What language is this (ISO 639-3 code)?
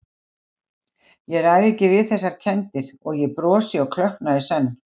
isl